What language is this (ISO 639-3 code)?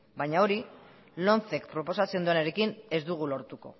eus